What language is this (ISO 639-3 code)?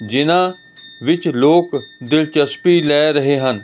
pan